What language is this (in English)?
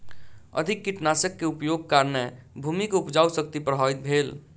Maithili